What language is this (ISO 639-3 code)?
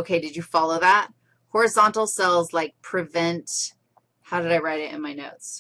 eng